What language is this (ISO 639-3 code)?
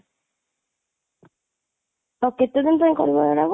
ori